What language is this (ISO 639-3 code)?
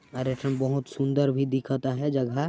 sck